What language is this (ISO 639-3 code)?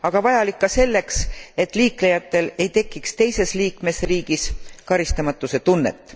est